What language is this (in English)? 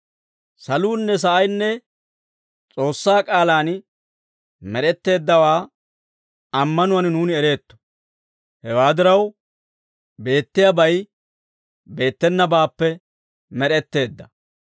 Dawro